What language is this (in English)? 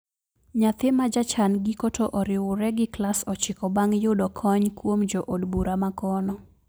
Luo (Kenya and Tanzania)